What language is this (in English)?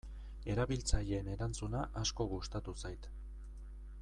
Basque